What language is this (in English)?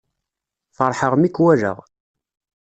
Kabyle